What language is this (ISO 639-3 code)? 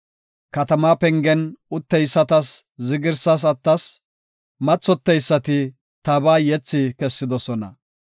gof